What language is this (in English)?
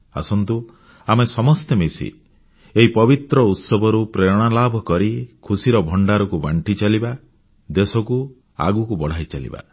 Odia